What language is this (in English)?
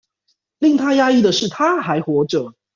Chinese